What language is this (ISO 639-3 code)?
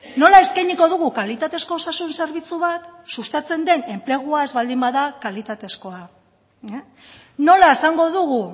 eus